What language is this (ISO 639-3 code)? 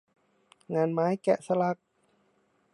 tha